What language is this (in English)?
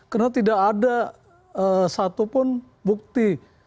Indonesian